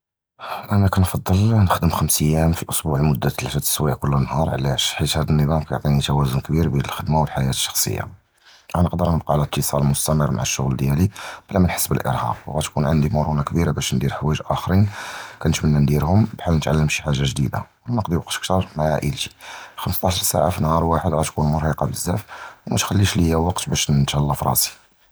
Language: Judeo-Arabic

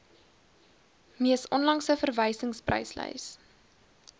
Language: Afrikaans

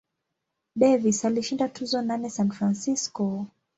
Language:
Swahili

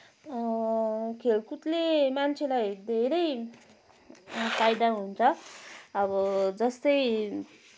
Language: Nepali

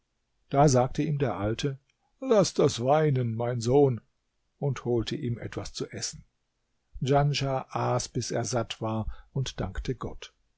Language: German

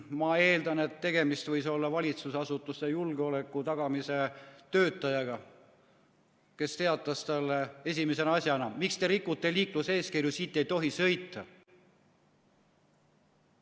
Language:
Estonian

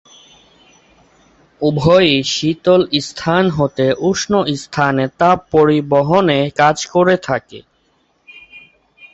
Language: Bangla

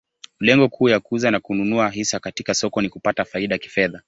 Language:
Swahili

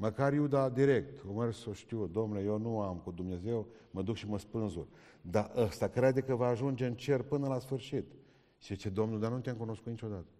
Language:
Romanian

